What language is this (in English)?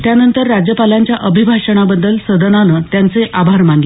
Marathi